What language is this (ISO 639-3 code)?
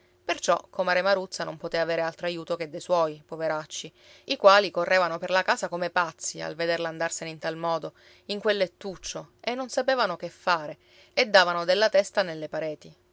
ita